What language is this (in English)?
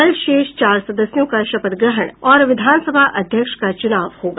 Hindi